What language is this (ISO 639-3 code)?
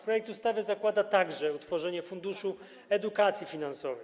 pol